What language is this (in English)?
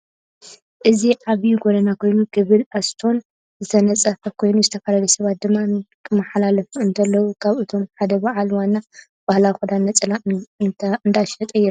Tigrinya